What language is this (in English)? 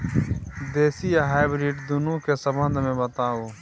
Maithili